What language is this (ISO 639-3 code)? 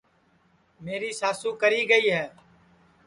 ssi